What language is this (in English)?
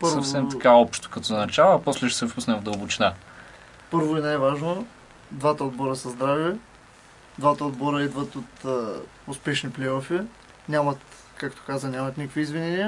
Bulgarian